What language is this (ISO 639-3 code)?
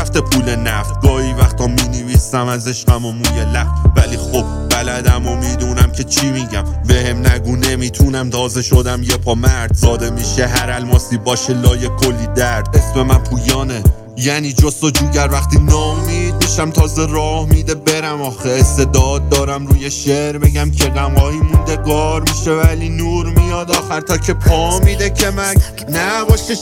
fas